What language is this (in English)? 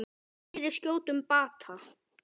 Icelandic